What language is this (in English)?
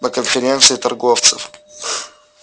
Russian